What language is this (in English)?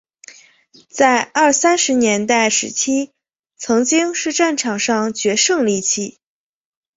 Chinese